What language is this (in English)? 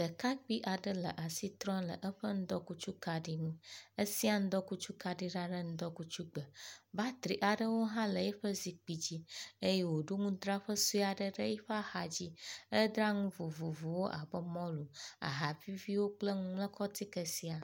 Ewe